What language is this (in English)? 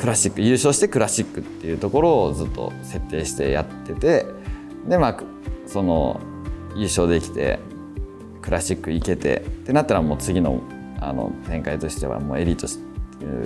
Japanese